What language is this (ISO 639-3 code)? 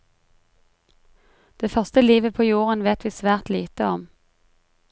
nor